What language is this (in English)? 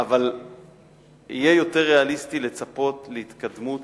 Hebrew